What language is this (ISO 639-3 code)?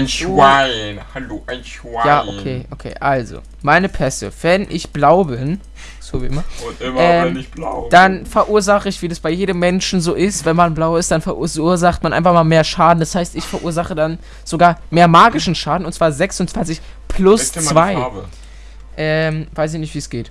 deu